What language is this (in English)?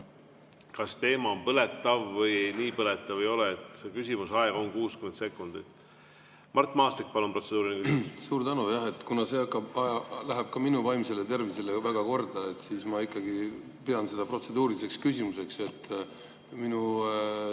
Estonian